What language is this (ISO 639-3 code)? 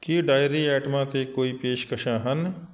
pan